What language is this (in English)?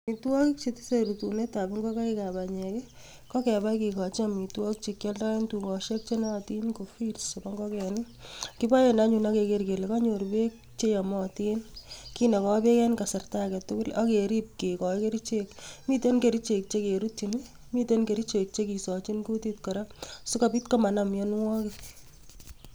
Kalenjin